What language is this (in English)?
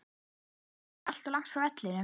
Icelandic